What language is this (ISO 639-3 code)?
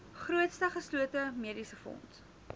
afr